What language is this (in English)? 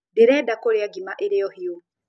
Kikuyu